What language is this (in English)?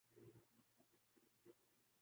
Urdu